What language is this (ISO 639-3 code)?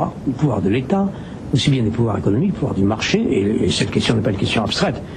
fra